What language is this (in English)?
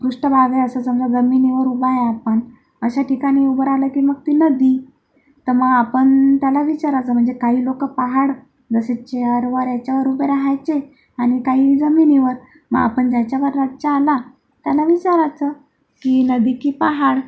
Marathi